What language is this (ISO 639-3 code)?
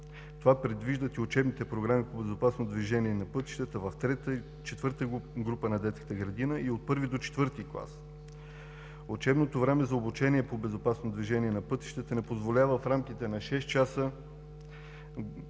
bul